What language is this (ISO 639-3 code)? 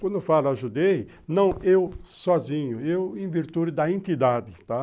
por